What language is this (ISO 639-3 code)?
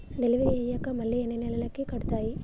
tel